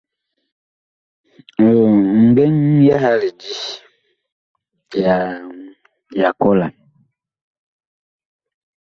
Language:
Bakoko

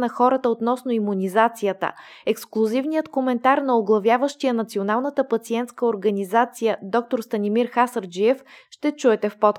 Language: Bulgarian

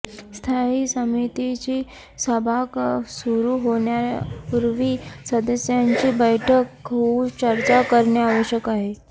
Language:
Marathi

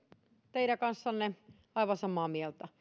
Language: Finnish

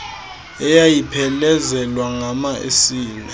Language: Xhosa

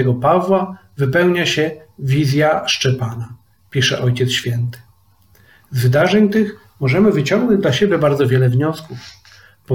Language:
Polish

